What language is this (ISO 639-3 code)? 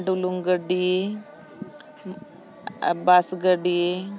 sat